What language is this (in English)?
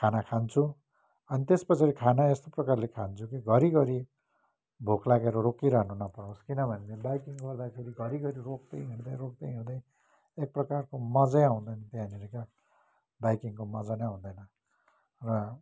Nepali